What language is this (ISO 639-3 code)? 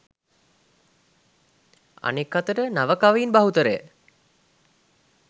sin